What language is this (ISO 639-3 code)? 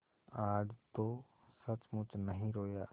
hin